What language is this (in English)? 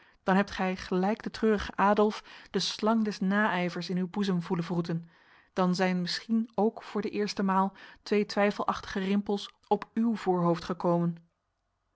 Dutch